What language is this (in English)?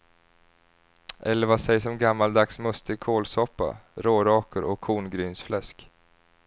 Swedish